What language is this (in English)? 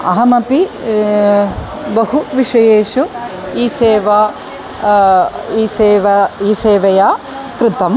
Sanskrit